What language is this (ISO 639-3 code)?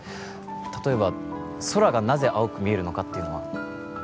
jpn